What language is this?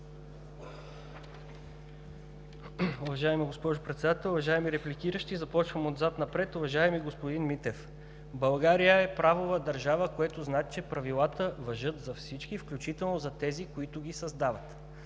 Bulgarian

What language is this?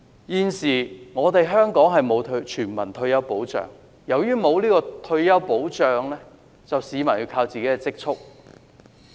Cantonese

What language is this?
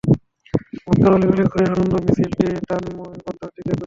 Bangla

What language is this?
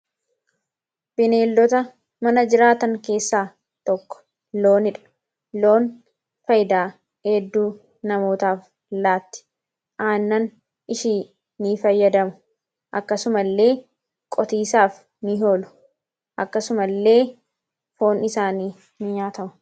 Oromo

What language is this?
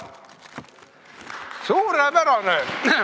Estonian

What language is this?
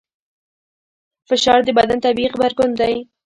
Pashto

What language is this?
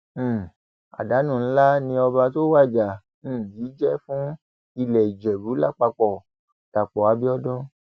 Yoruba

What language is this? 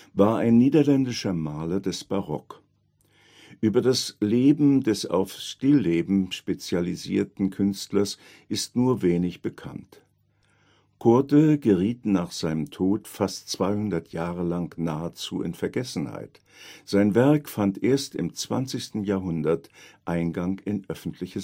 German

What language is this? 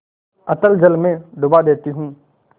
Hindi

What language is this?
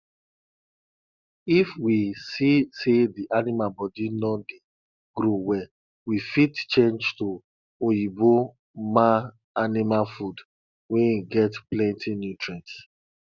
Nigerian Pidgin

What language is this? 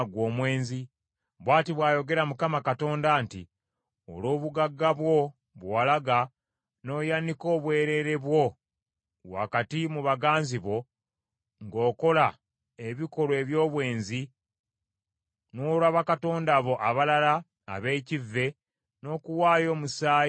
Ganda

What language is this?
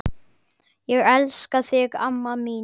Icelandic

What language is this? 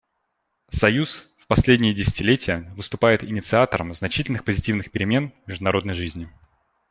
Russian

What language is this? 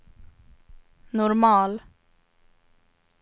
Swedish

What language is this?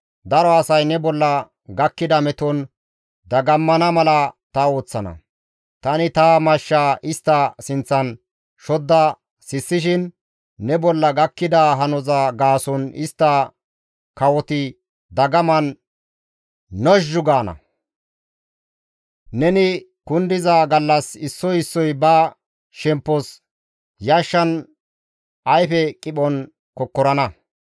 Gamo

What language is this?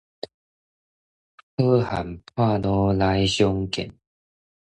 Min Nan Chinese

